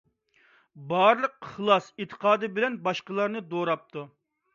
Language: Uyghur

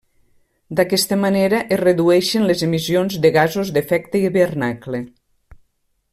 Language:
Catalan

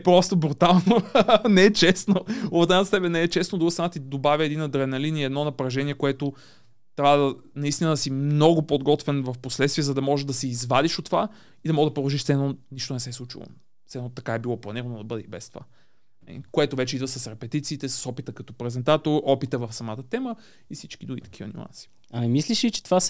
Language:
Bulgarian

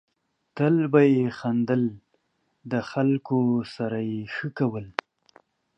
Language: Pashto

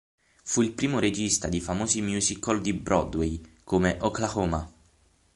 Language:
Italian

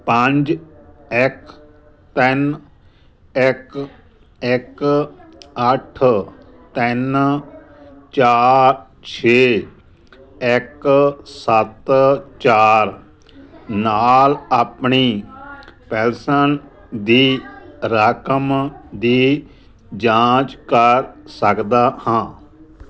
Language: Punjabi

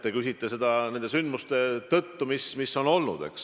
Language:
Estonian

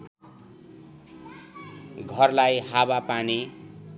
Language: Nepali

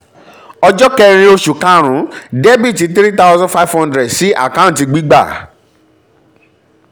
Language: Yoruba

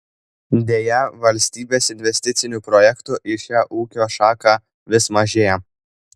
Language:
Lithuanian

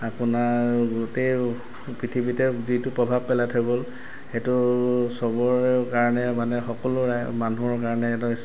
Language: Assamese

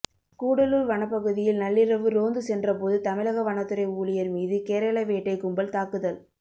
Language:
Tamil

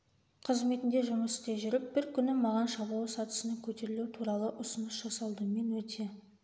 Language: Kazakh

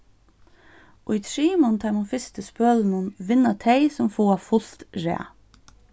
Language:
Faroese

